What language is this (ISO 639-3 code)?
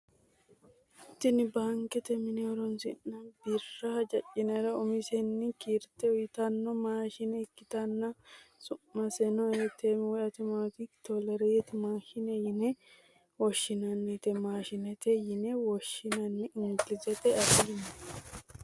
sid